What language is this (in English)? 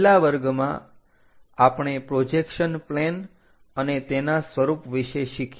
Gujarati